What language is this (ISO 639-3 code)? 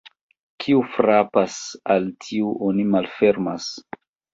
epo